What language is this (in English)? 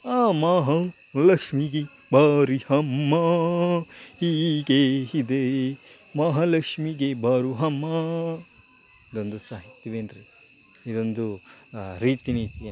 Kannada